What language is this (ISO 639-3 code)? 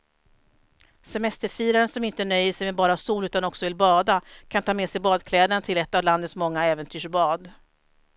swe